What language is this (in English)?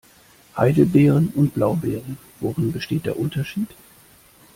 German